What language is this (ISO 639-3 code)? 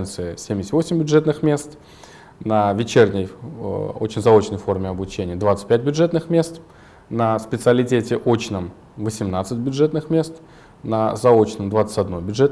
rus